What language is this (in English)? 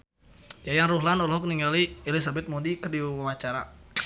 Sundanese